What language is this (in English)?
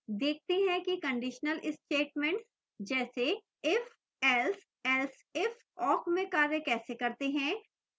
Hindi